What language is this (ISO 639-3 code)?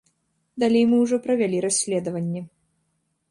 bel